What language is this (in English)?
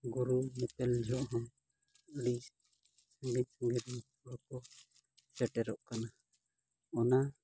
Santali